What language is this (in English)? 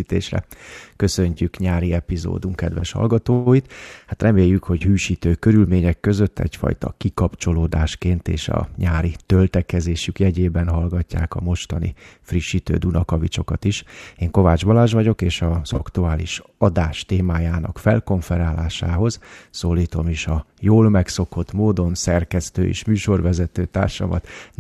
Hungarian